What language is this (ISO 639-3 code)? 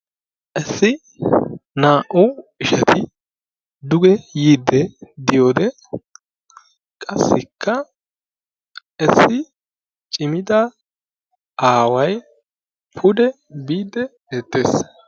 wal